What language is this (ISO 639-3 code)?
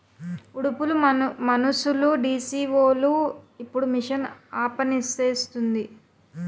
tel